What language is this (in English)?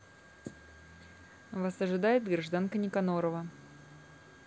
Russian